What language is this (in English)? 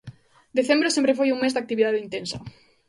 Galician